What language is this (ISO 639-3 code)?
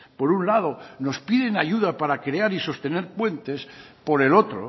spa